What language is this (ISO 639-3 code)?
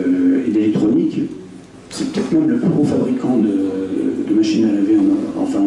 fra